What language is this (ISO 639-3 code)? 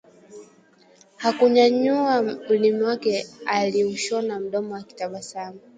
swa